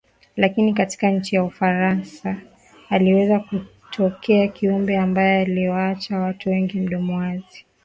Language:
Swahili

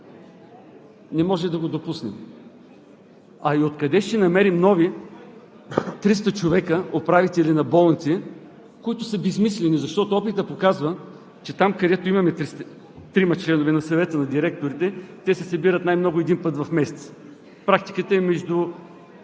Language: Bulgarian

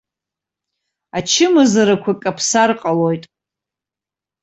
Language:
Abkhazian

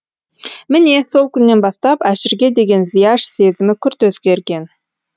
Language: Kazakh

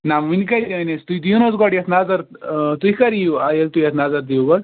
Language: Kashmiri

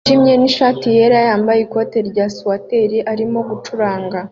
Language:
Kinyarwanda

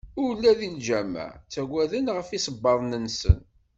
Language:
Kabyle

